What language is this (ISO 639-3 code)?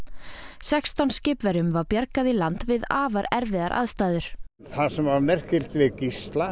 isl